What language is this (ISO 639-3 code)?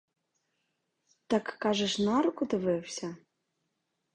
ukr